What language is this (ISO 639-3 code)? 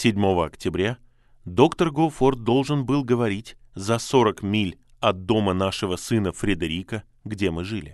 rus